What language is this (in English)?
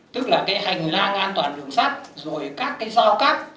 Vietnamese